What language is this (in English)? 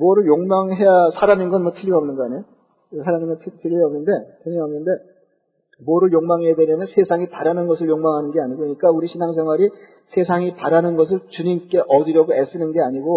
Korean